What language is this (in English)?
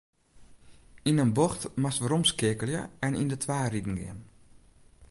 Western Frisian